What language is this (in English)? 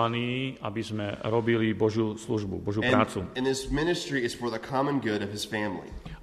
Slovak